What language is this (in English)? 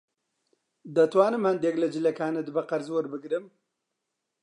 Central Kurdish